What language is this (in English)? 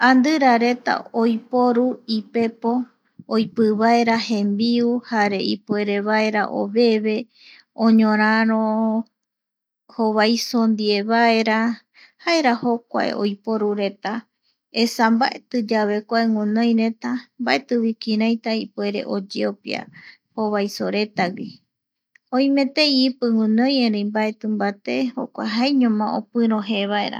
Eastern Bolivian Guaraní